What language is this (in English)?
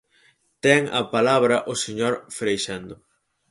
Galician